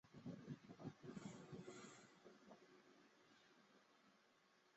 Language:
Chinese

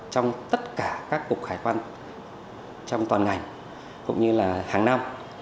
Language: Vietnamese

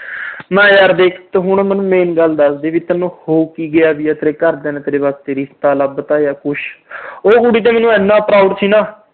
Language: Punjabi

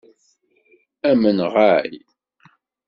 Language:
Kabyle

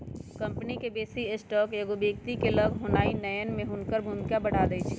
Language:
Magahi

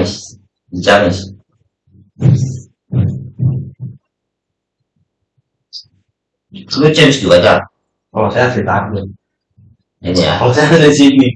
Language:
Indonesian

